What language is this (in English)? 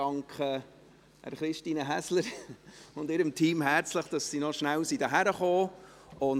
Swiss German